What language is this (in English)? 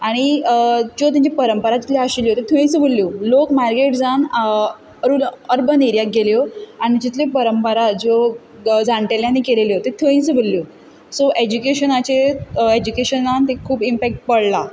Konkani